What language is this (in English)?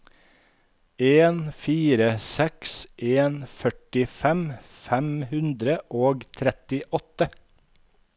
Norwegian